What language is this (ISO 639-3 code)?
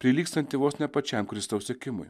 lit